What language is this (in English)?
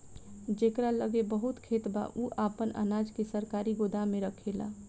Bhojpuri